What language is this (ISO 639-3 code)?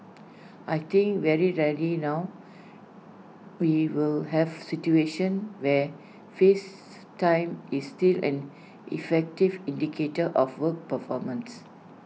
eng